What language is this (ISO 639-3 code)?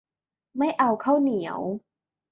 tha